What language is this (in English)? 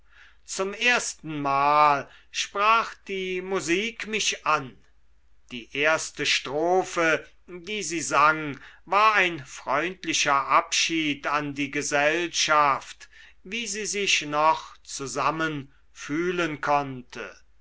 German